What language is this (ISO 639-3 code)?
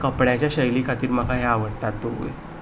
kok